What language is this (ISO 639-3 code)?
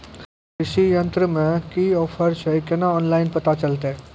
mai